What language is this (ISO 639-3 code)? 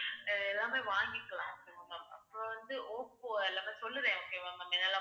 tam